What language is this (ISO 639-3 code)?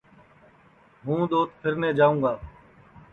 ssi